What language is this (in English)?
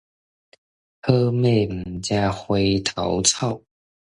Min Nan Chinese